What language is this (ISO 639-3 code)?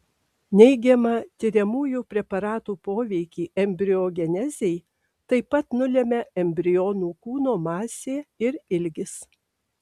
lit